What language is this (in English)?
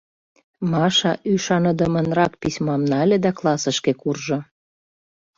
Mari